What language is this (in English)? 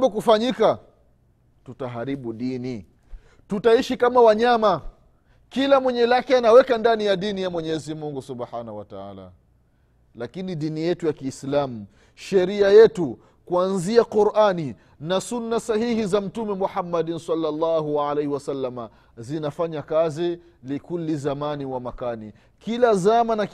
Swahili